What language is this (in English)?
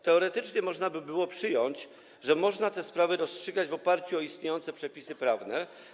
Polish